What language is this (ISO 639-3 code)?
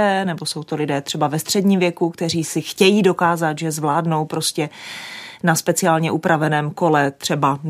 ces